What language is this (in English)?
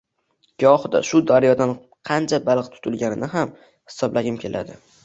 Uzbek